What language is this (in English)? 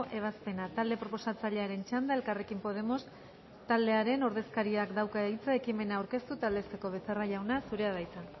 Basque